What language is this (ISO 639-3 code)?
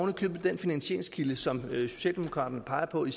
dan